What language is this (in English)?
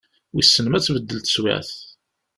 Kabyle